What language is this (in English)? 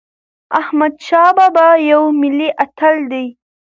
Pashto